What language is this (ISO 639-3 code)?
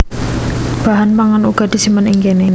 jav